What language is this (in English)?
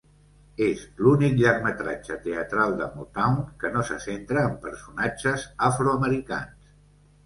Catalan